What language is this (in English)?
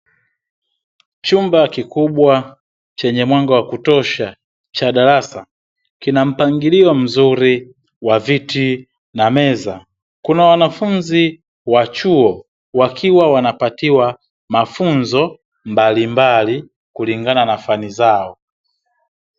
Swahili